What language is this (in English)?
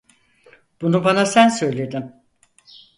Turkish